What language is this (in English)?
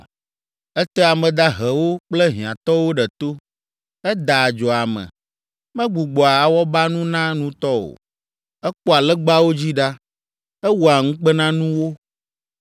Ewe